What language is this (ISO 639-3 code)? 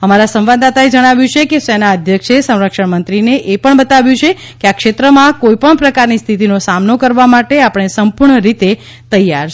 guj